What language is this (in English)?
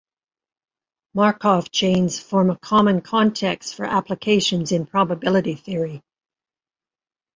English